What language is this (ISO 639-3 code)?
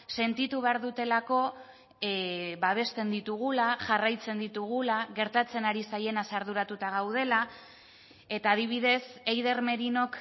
eus